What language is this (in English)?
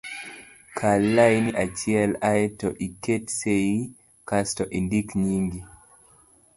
Luo (Kenya and Tanzania)